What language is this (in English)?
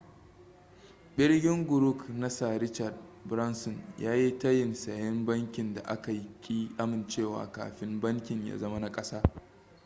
Hausa